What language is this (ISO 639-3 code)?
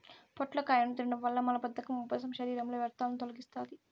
tel